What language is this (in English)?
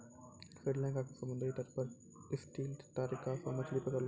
Maithili